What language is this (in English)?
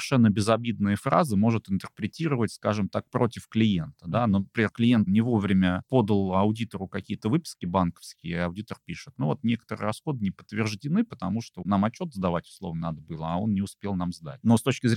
Russian